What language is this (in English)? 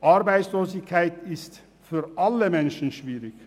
Swiss German